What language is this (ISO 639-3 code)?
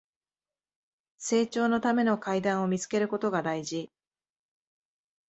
jpn